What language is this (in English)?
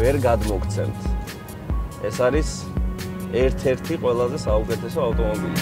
Czech